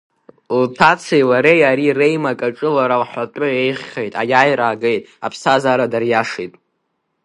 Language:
Abkhazian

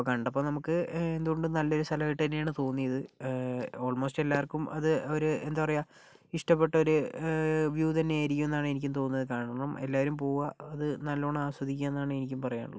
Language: Malayalam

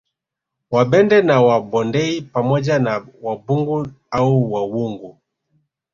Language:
Swahili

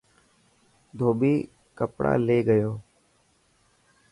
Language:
Dhatki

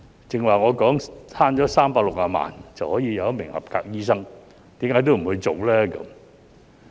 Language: Cantonese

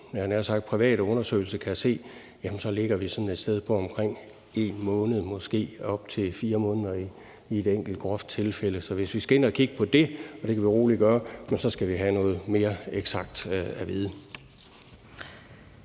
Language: Danish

